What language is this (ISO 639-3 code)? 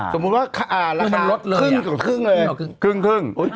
tha